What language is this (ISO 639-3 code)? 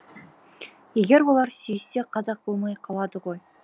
kaz